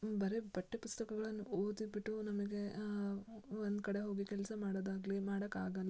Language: Kannada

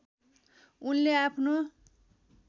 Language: Nepali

